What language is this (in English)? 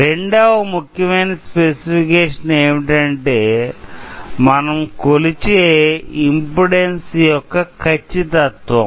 Telugu